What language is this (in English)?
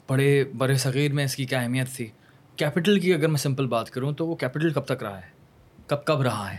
Urdu